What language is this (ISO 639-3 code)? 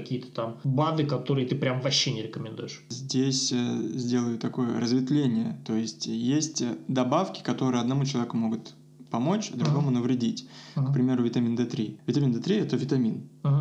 rus